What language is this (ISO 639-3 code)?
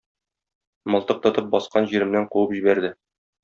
tat